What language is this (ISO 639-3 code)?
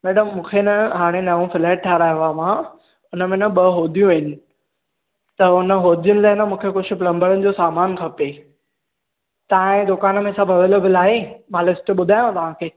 snd